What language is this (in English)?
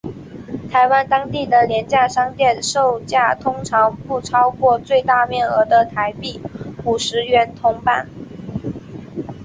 Chinese